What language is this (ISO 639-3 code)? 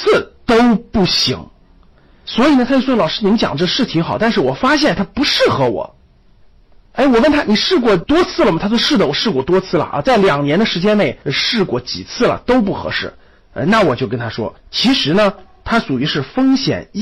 zho